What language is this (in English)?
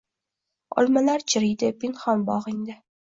Uzbek